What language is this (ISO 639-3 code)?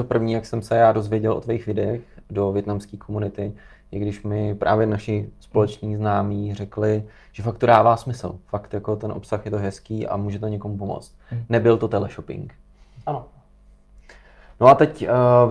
ces